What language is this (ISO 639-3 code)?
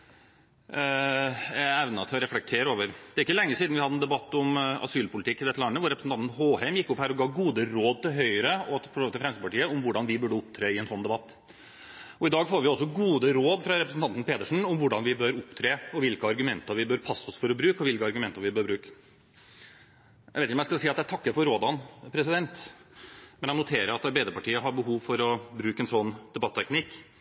nob